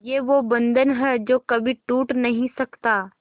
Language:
Hindi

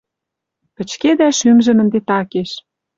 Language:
Western Mari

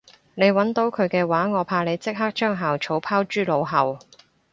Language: Cantonese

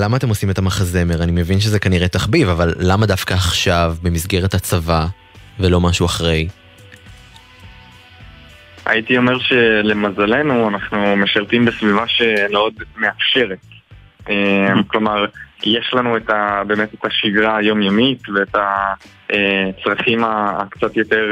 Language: Hebrew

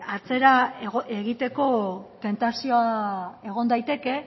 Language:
Basque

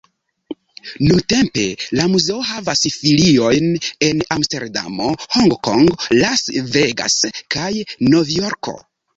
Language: Esperanto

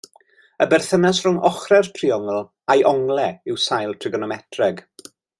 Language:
Welsh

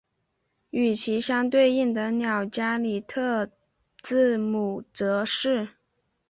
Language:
Chinese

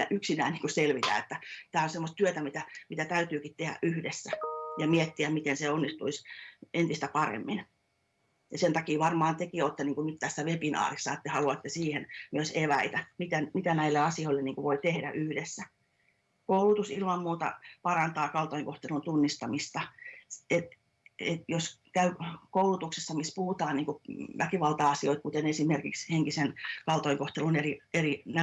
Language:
Finnish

